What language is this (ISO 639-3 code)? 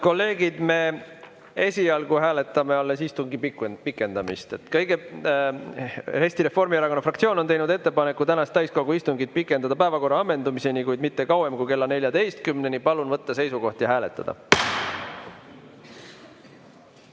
est